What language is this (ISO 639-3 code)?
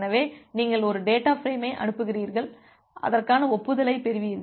tam